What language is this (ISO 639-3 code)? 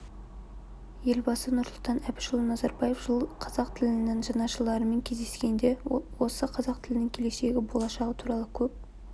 kaz